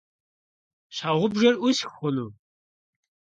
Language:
Kabardian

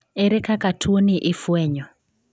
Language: Luo (Kenya and Tanzania)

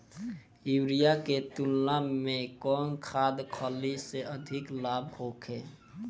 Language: Bhojpuri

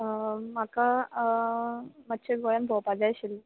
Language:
Konkani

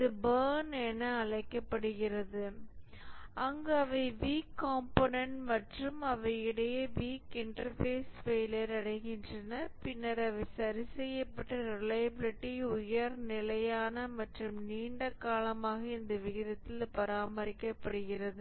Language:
Tamil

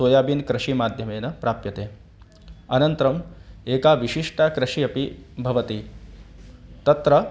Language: Sanskrit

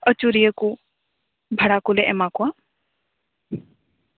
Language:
Santali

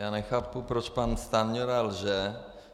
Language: Czech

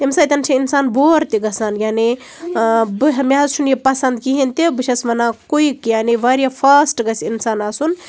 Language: Kashmiri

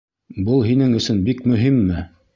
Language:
Bashkir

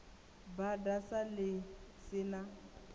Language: Venda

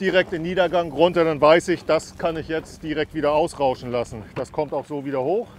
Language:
German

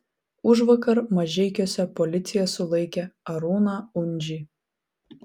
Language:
Lithuanian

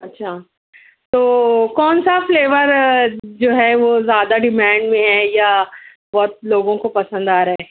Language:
Urdu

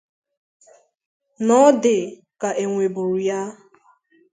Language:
Igbo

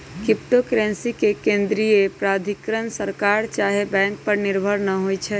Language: Magahi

